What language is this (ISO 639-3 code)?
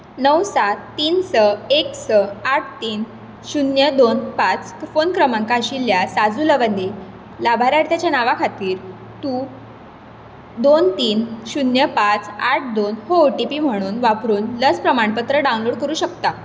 kok